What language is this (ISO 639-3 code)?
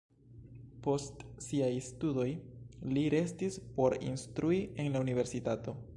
epo